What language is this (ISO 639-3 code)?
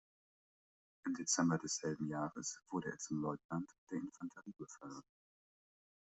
deu